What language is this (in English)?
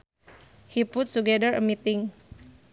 Sundanese